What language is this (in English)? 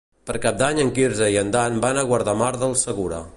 Catalan